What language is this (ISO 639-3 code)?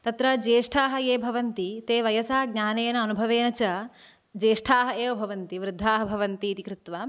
san